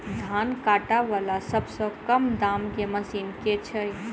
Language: Maithili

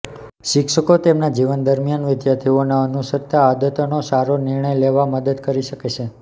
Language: Gujarati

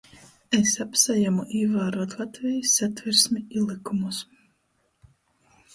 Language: Latgalian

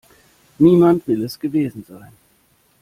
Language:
German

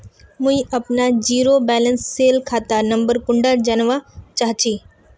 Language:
Magahi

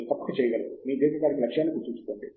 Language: Telugu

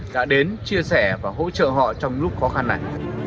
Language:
Vietnamese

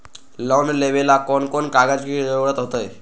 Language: Magahi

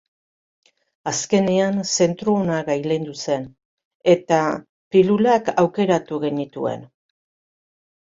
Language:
Basque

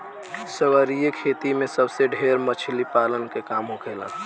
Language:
Bhojpuri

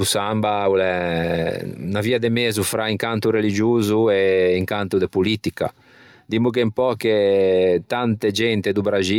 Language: Ligurian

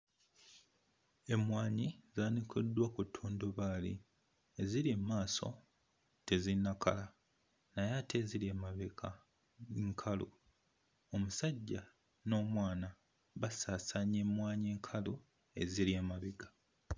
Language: Ganda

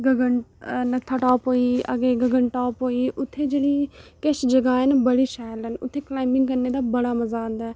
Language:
Dogri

